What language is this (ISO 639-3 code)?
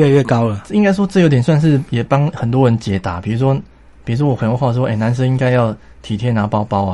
zho